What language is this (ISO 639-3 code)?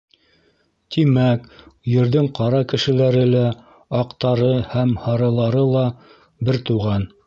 bak